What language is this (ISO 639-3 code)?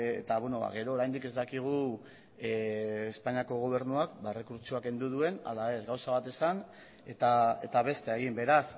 eus